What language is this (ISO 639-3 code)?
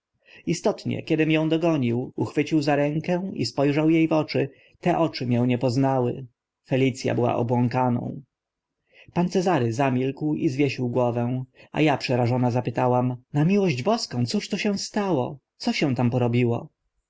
pol